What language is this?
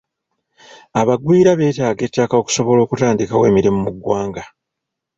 Ganda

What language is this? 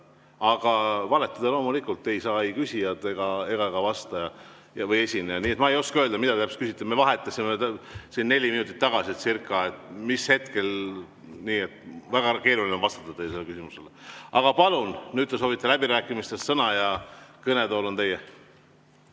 Estonian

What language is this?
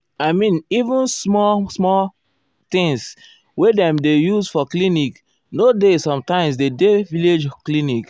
Nigerian Pidgin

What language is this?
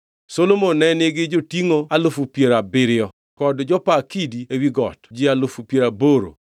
Luo (Kenya and Tanzania)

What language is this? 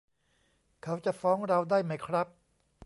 Thai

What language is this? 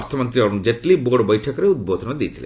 Odia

